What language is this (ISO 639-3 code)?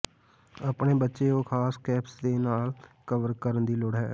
pan